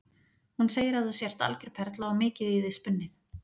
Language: Icelandic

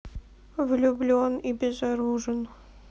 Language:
Russian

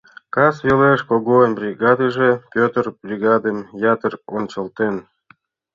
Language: Mari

